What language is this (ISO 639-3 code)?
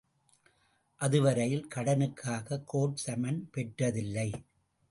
tam